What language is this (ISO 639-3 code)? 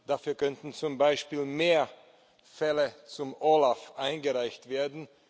deu